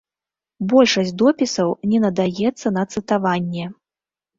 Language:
Belarusian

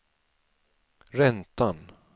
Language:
Swedish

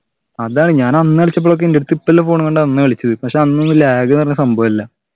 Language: Malayalam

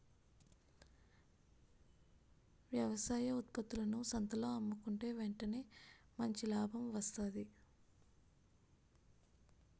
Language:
Telugu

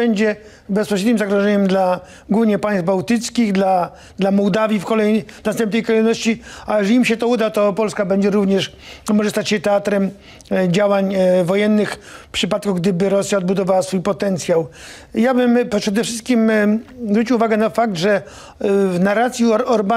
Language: Polish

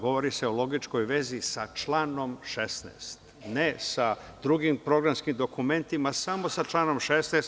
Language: Serbian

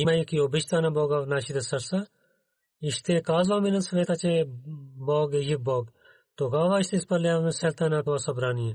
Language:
Bulgarian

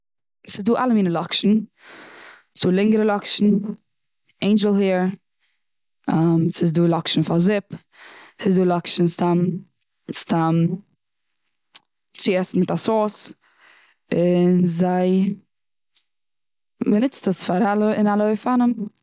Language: Yiddish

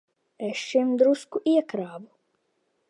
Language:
Latvian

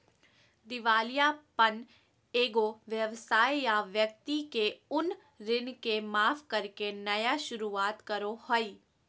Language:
Magahi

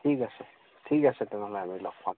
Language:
Assamese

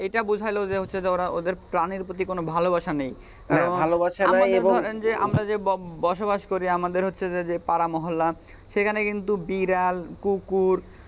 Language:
Bangla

